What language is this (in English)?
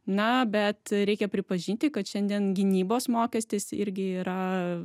Lithuanian